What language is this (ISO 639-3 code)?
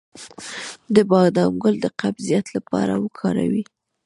pus